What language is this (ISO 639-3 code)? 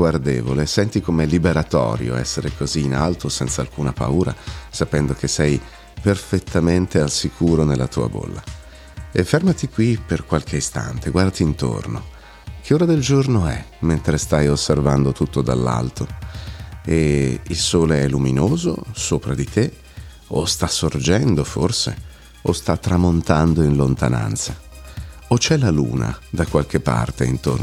ita